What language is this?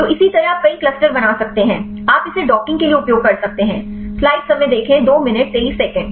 Hindi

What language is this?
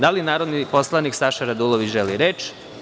Serbian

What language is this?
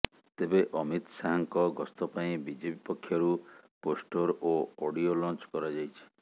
Odia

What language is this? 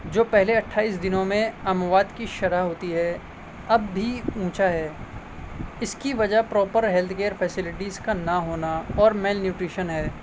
Urdu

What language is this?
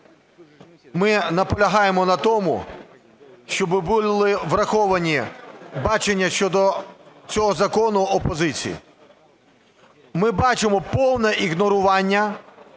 Ukrainian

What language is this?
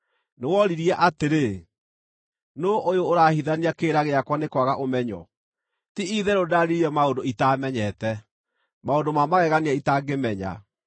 Kikuyu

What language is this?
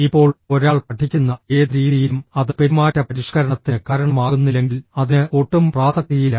Malayalam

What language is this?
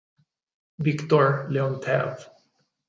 Italian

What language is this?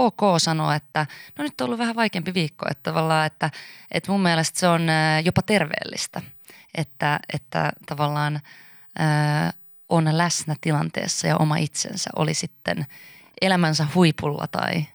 Finnish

